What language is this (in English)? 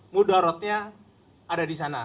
Indonesian